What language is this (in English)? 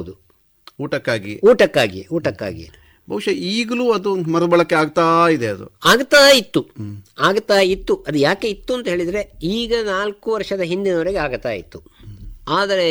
Kannada